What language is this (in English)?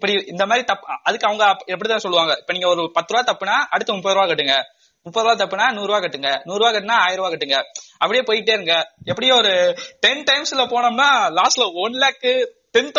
Tamil